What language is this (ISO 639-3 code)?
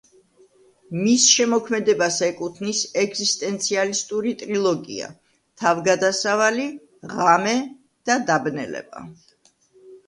kat